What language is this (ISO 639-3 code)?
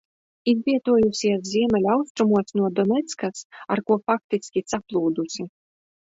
lav